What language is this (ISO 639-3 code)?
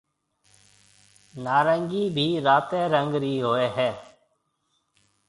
mve